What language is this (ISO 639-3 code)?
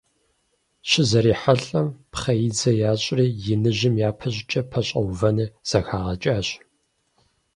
kbd